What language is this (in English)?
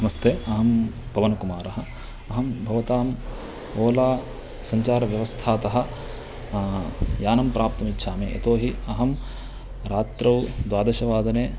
Sanskrit